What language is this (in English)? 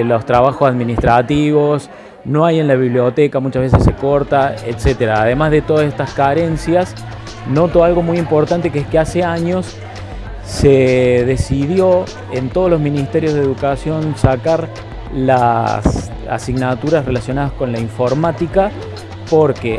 Spanish